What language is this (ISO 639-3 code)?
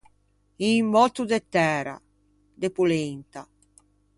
lij